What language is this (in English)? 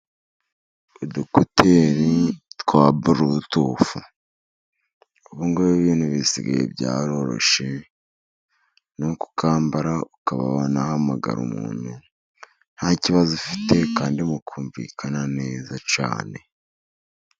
Kinyarwanda